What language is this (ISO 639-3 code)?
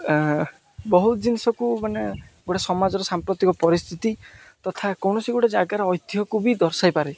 ori